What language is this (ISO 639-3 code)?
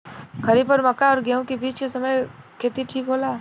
bho